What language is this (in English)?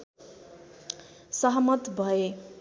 Nepali